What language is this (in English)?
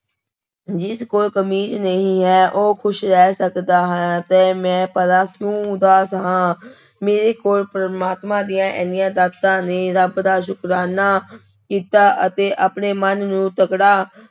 Punjabi